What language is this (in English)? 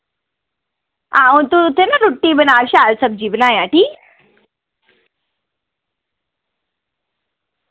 Dogri